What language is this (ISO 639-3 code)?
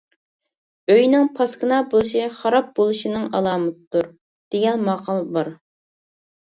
uig